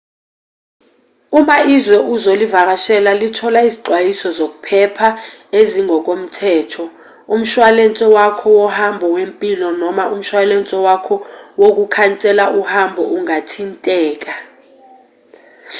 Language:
Zulu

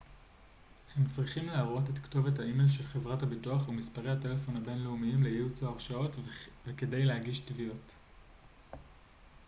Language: Hebrew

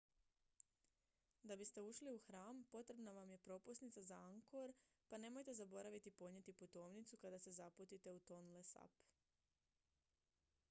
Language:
Croatian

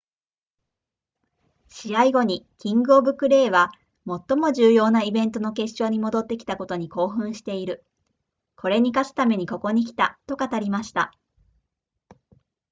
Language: Japanese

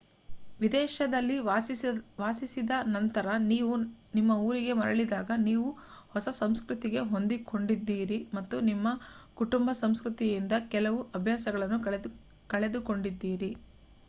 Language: Kannada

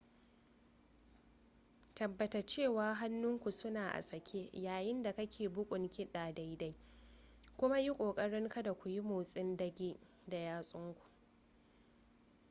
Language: Hausa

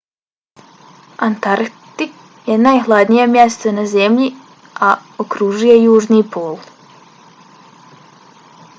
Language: Bosnian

